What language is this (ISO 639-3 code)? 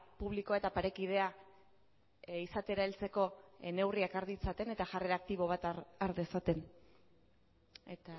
eus